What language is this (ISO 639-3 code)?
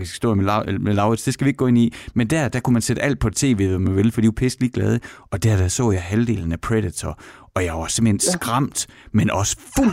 dan